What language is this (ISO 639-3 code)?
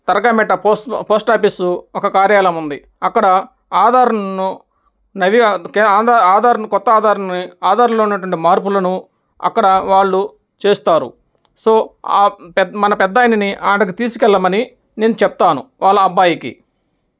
tel